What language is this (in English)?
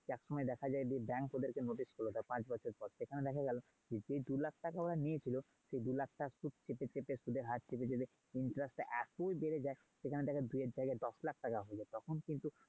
Bangla